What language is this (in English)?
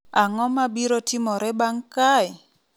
Luo (Kenya and Tanzania)